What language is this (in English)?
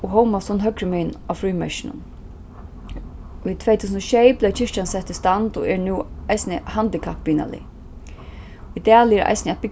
Faroese